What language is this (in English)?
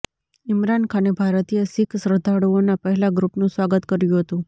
Gujarati